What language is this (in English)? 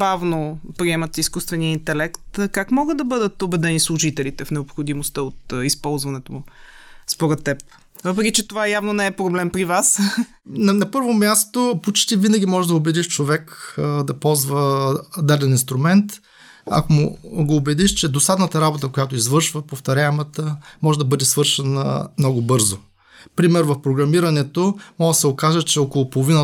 Bulgarian